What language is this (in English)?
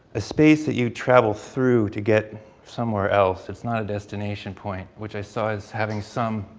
English